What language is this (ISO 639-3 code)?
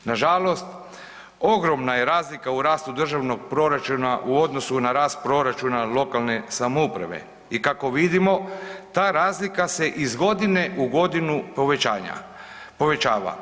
hrv